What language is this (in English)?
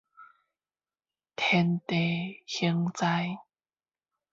Min Nan Chinese